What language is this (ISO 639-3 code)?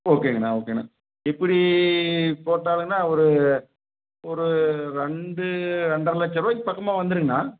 tam